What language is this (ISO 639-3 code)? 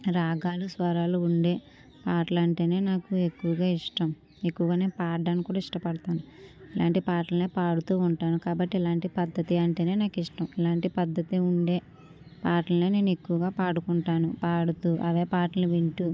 tel